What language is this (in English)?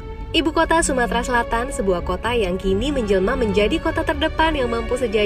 Indonesian